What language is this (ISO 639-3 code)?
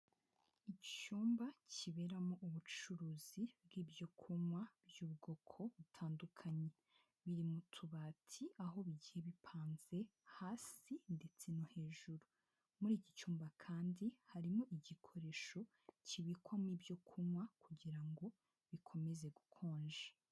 kin